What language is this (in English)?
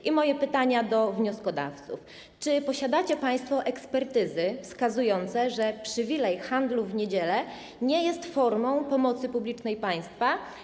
Polish